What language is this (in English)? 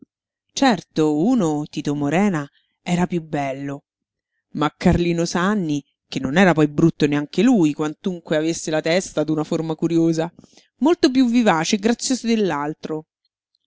Italian